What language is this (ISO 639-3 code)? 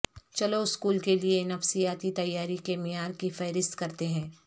urd